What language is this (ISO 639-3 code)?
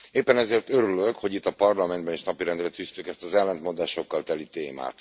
hun